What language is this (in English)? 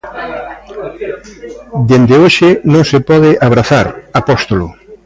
Galician